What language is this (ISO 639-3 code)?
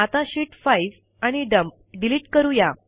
mar